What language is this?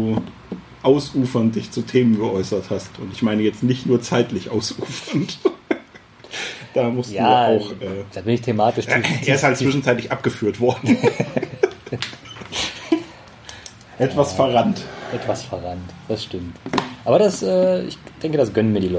German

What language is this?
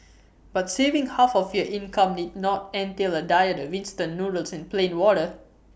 English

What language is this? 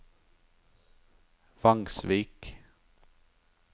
Norwegian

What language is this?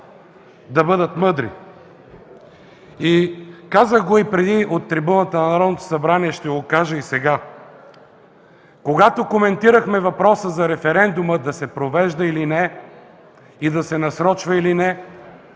Bulgarian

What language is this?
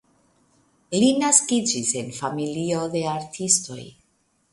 Esperanto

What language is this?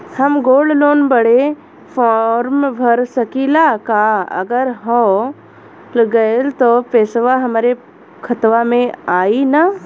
Bhojpuri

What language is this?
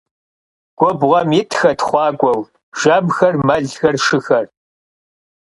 Kabardian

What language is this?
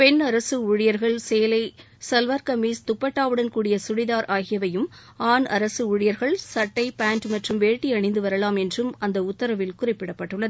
Tamil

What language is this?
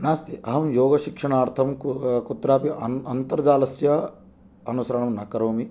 Sanskrit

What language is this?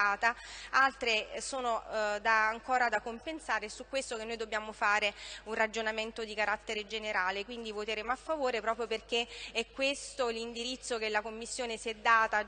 Italian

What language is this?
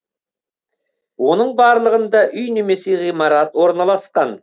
Kazakh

